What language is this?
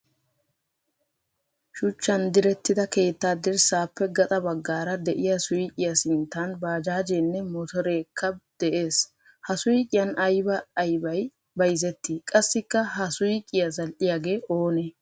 Wolaytta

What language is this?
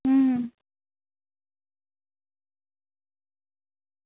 Dogri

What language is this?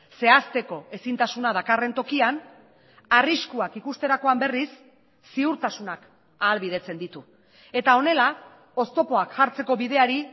Basque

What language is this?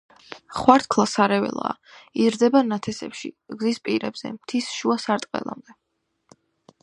Georgian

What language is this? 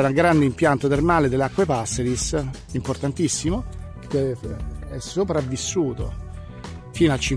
Italian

